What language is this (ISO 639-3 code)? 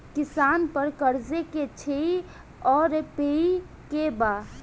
bho